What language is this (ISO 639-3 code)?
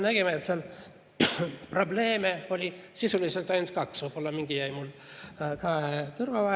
est